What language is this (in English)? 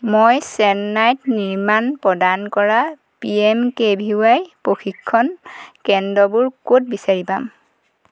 Assamese